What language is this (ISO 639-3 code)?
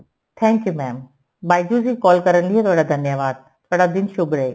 pan